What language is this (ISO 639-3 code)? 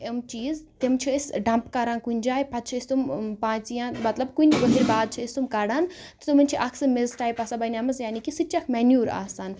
kas